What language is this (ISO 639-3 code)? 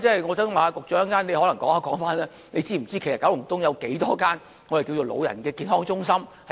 yue